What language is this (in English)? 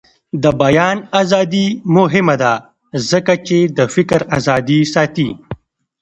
Pashto